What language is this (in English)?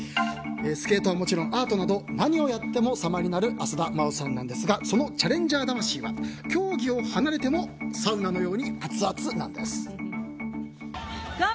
Japanese